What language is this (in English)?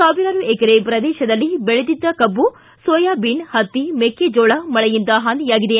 Kannada